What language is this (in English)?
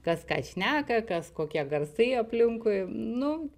Lithuanian